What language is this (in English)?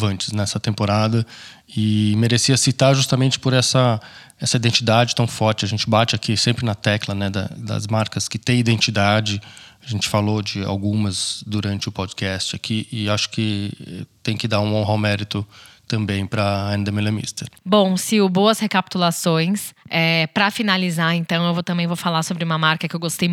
Portuguese